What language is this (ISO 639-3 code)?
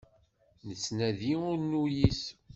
kab